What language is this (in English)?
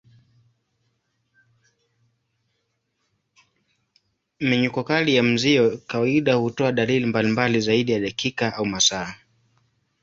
Swahili